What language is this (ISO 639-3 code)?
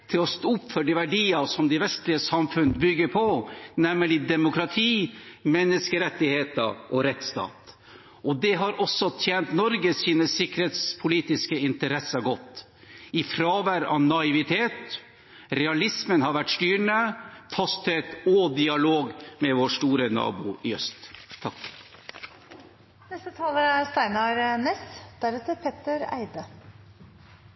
nor